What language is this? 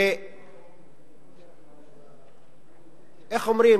Hebrew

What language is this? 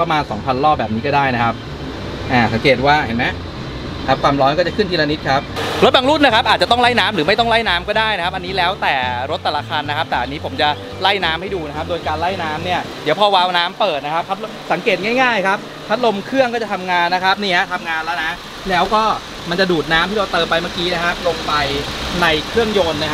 Thai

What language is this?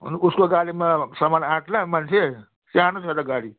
Nepali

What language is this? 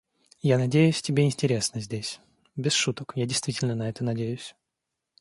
Russian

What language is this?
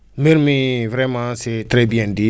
Wolof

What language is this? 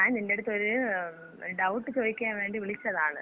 Malayalam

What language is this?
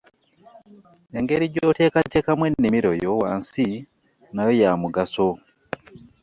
Ganda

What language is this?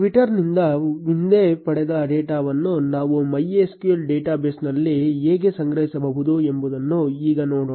Kannada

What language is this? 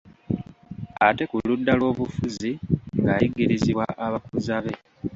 Ganda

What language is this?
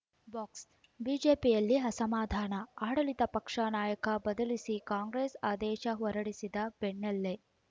Kannada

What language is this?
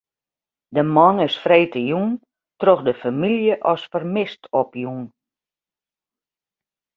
Western Frisian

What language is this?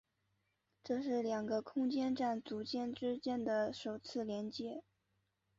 Chinese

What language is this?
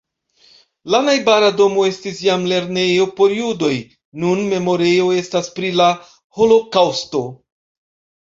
Esperanto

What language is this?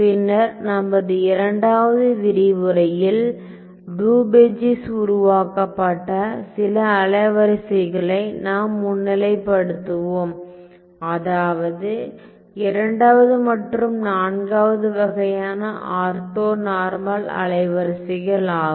Tamil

